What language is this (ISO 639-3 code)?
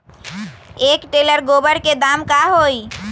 mag